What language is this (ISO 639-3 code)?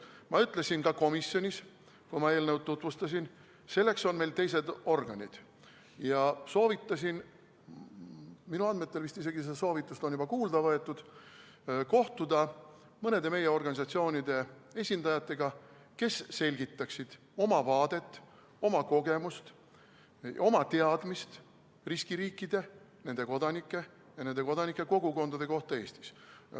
est